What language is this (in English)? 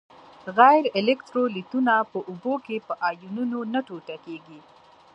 Pashto